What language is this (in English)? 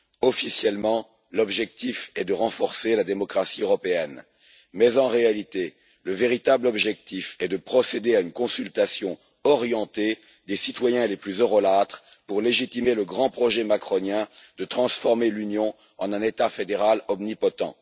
French